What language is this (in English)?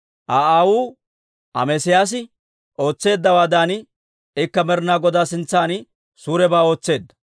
Dawro